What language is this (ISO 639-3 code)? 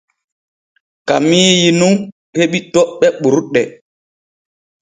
fue